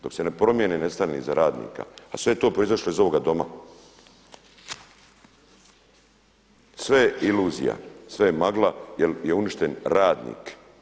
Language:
Croatian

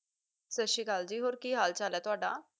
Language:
Punjabi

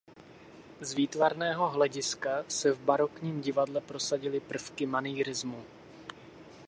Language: Czech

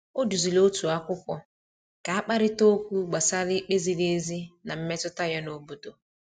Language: Igbo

